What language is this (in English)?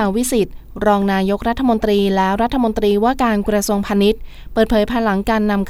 Thai